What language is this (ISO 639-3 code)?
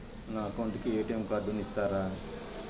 tel